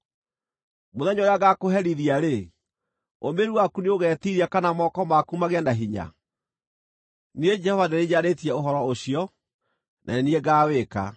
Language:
Kikuyu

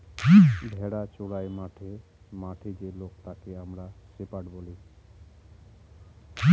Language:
Bangla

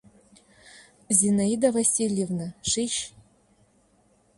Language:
Mari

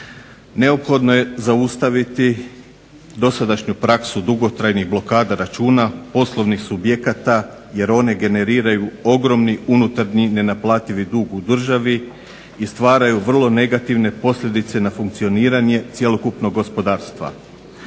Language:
Croatian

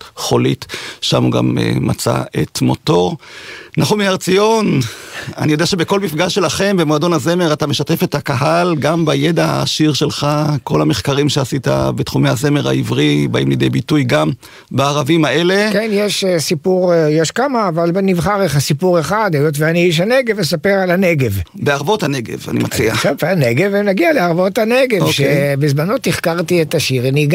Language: Hebrew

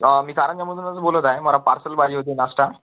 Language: Marathi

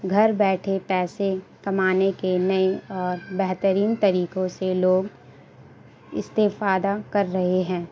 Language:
Urdu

